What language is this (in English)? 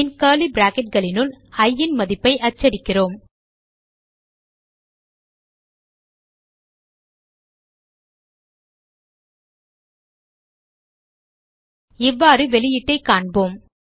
Tamil